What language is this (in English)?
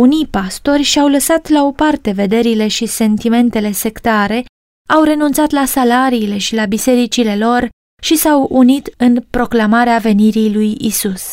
Romanian